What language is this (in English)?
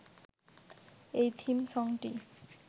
Bangla